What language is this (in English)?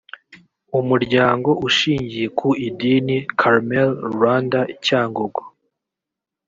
Kinyarwanda